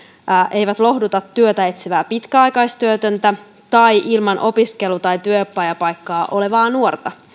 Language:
Finnish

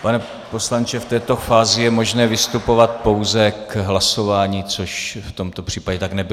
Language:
Czech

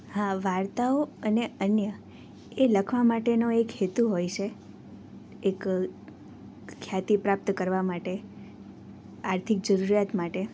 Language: Gujarati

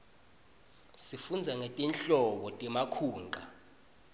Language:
Swati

